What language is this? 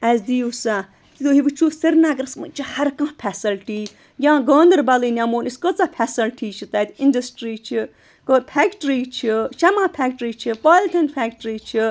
Kashmiri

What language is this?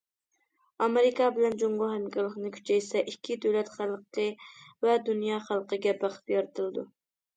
Uyghur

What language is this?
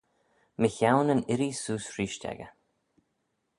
Manx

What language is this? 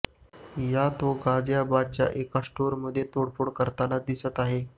Marathi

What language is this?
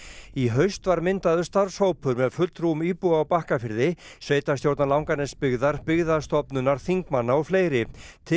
Icelandic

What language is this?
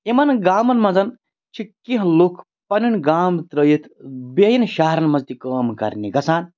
Kashmiri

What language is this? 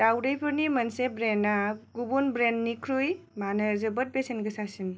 Bodo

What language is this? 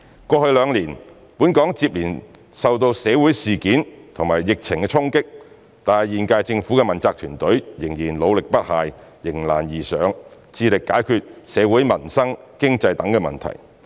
Cantonese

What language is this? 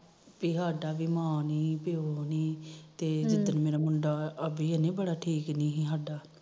Punjabi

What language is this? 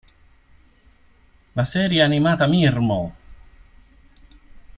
Italian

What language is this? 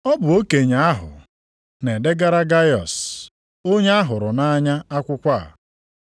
Igbo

